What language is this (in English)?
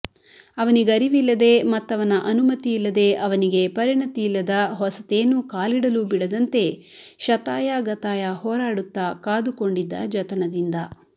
Kannada